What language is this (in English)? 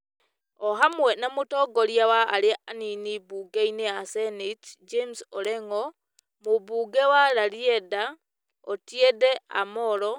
Kikuyu